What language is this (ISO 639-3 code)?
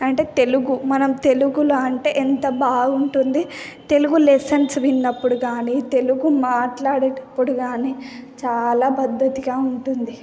tel